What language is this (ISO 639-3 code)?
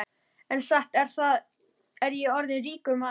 isl